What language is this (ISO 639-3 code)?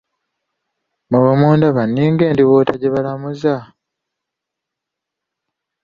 lug